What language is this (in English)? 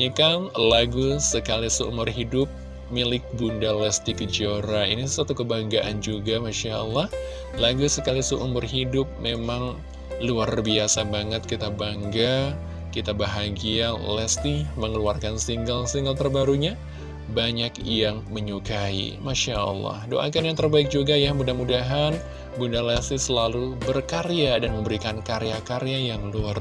Indonesian